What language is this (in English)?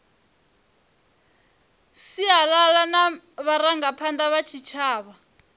Venda